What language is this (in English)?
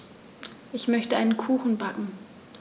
German